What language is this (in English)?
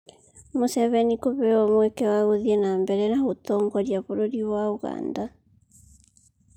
Kikuyu